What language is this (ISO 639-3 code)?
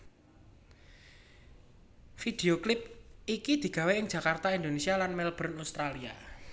jav